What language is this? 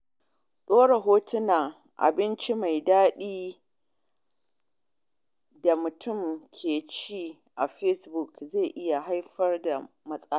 Hausa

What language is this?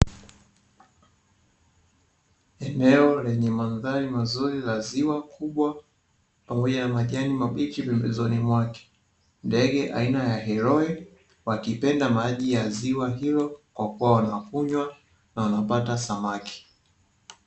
Swahili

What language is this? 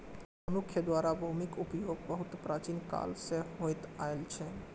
Maithili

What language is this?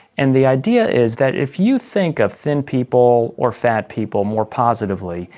English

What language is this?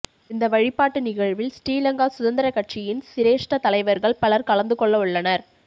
Tamil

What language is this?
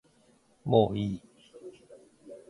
Japanese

